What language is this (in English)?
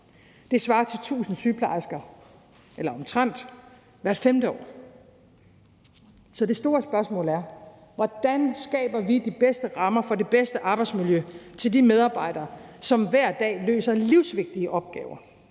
Danish